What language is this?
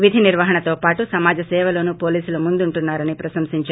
Telugu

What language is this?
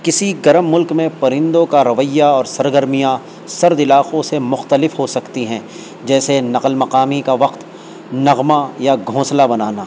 Urdu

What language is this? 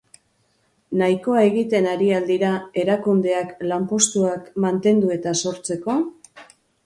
Basque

